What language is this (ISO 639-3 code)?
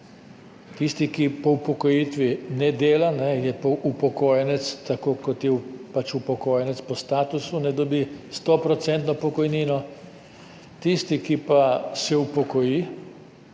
slv